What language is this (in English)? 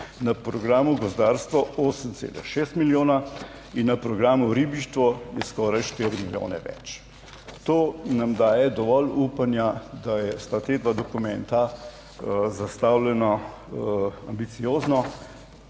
Slovenian